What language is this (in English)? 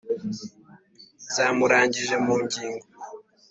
Kinyarwanda